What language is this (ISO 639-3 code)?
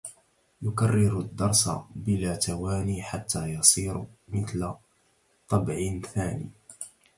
ara